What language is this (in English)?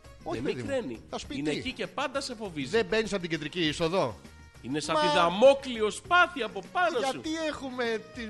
Greek